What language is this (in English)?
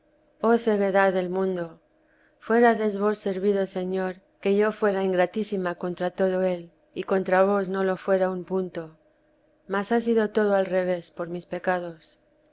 Spanish